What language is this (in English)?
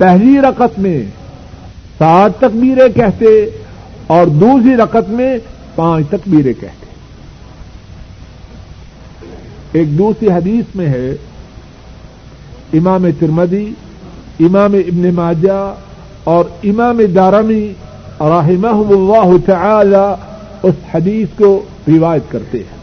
Urdu